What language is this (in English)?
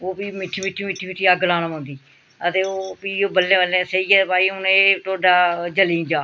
Dogri